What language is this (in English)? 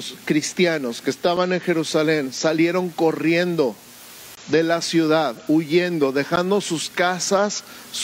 Spanish